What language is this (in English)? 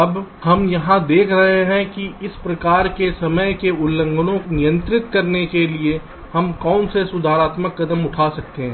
Hindi